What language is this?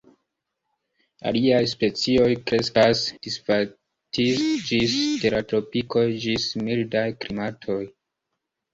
Esperanto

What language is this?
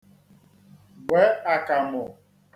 Igbo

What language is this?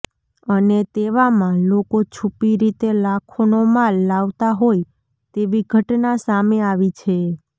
Gujarati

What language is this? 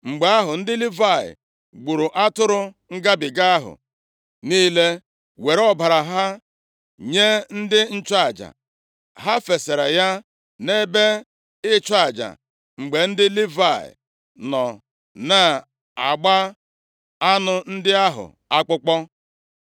Igbo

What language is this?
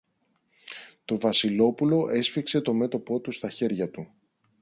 Greek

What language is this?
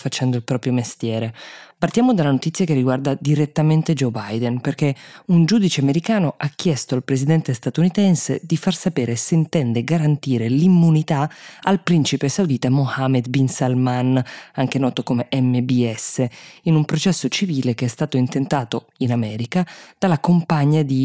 Italian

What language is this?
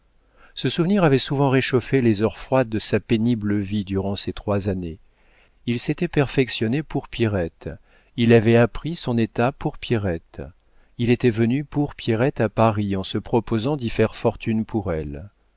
French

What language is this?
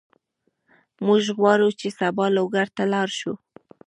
Pashto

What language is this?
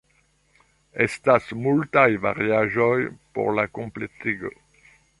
Esperanto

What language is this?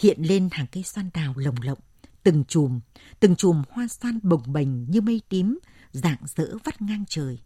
Vietnamese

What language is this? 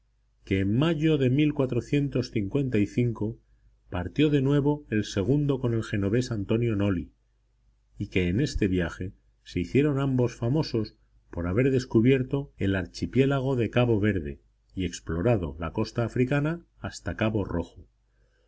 Spanish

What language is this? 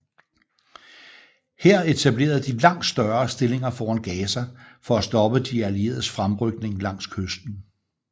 Danish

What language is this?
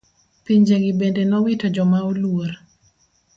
Luo (Kenya and Tanzania)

